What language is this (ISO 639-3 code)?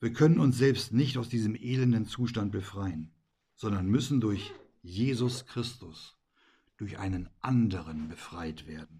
deu